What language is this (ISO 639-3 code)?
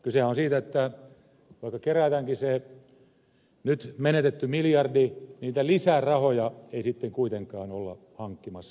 fin